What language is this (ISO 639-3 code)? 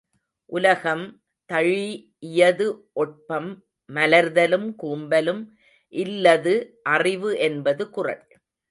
tam